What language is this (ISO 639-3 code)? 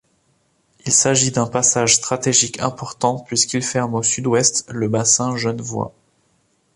fra